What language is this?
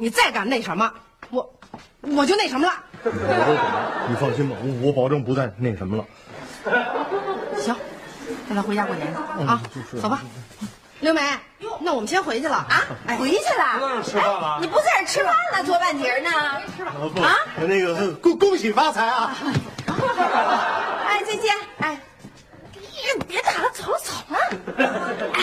Chinese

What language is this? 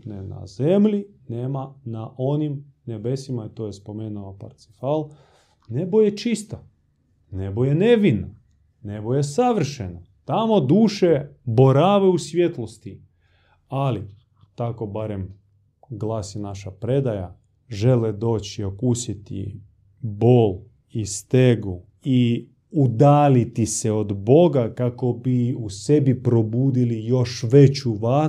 Croatian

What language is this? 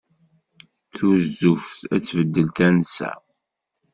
Kabyle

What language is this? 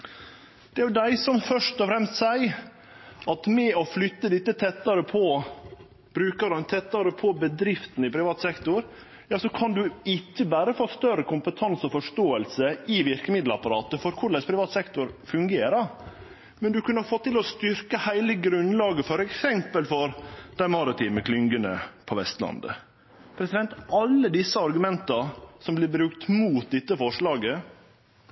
Norwegian Nynorsk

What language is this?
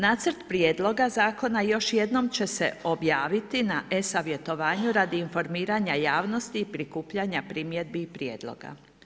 Croatian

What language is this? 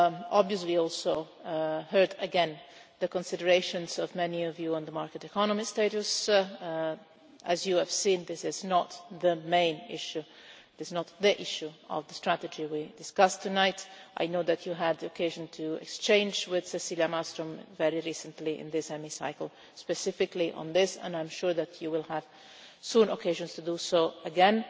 English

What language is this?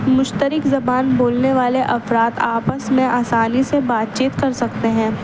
Urdu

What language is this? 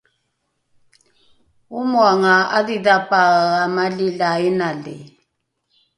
Rukai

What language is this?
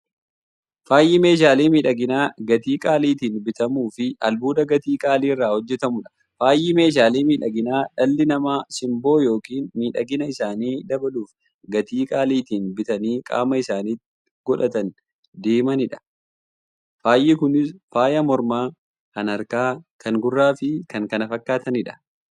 Oromo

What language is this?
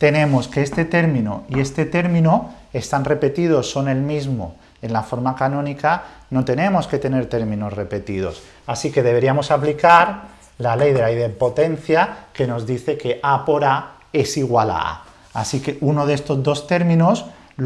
Spanish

